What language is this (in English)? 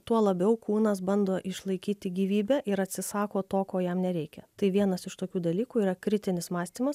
Lithuanian